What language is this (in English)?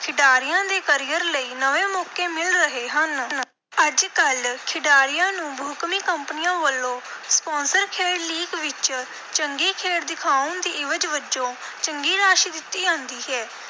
Punjabi